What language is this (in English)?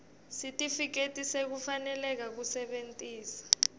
Swati